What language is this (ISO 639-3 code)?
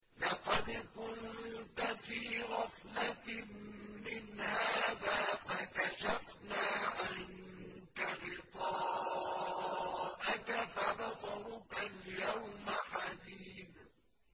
ara